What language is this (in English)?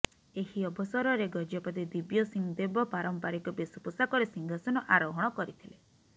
Odia